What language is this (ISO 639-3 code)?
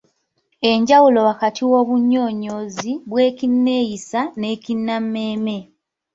lug